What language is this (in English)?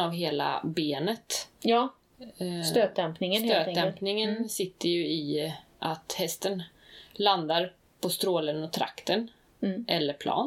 Swedish